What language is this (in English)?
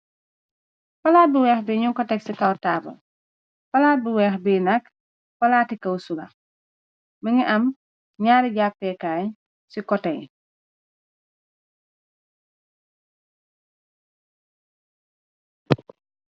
Wolof